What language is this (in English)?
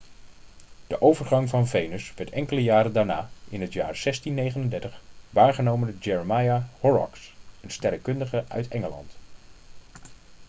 Dutch